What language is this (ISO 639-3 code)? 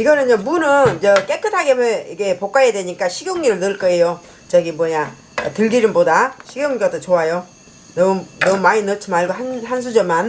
kor